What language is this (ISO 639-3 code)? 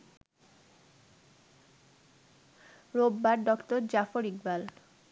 ben